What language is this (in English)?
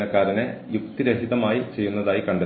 Malayalam